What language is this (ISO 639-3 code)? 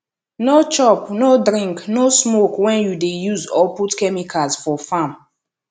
pcm